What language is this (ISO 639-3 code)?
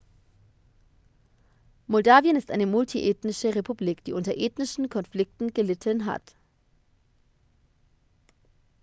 deu